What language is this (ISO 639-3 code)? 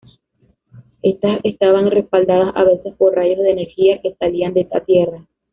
spa